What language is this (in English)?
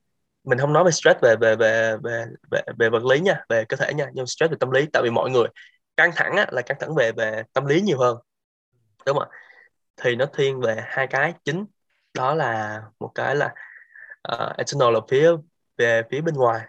Vietnamese